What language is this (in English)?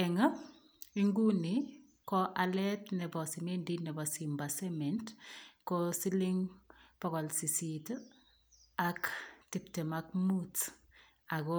Kalenjin